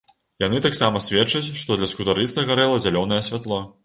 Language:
Belarusian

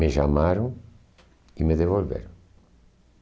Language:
Portuguese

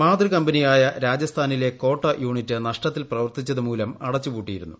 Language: Malayalam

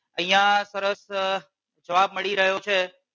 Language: Gujarati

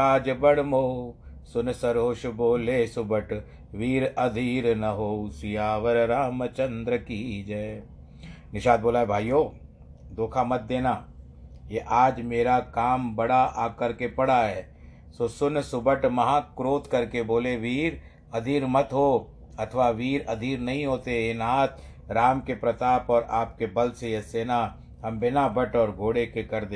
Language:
Hindi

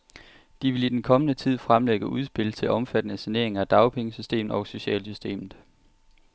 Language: Danish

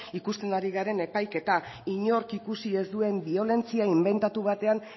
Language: Basque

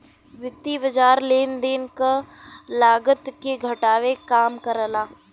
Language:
Bhojpuri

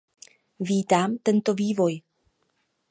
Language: Czech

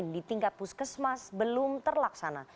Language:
Indonesian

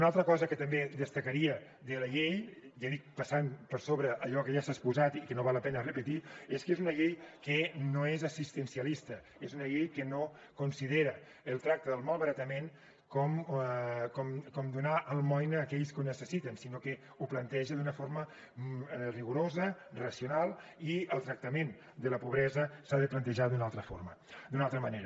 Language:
Catalan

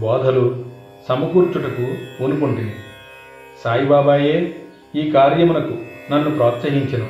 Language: Telugu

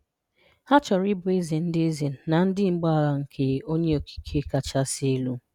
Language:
Igbo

